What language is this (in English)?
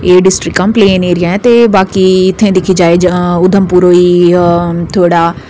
Dogri